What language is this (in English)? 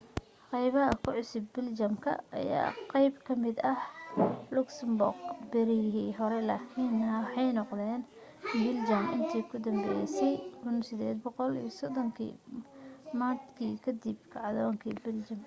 Somali